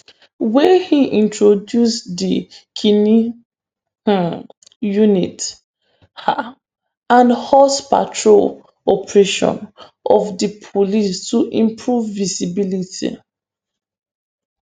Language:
Nigerian Pidgin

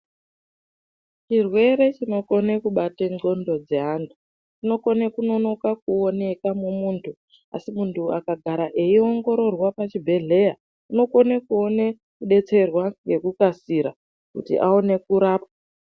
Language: Ndau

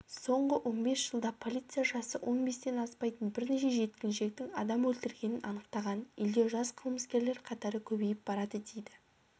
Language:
Kazakh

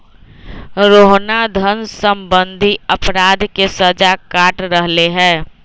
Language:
Magahi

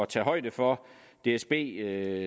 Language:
Danish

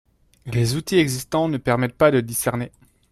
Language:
French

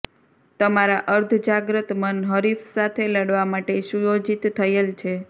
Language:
Gujarati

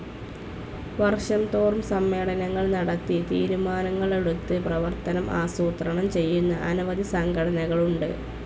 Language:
Malayalam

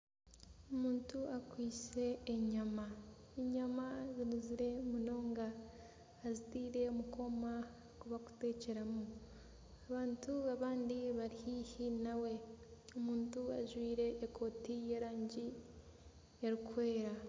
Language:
Nyankole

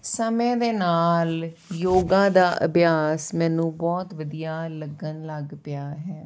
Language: Punjabi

